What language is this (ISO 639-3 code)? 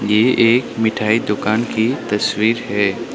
hin